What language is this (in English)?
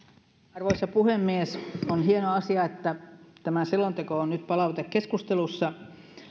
Finnish